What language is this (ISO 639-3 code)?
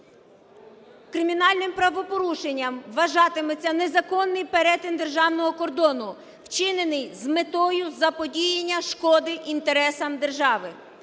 ukr